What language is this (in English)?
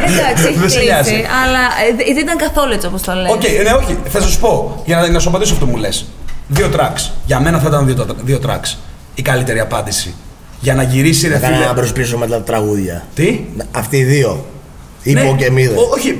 Greek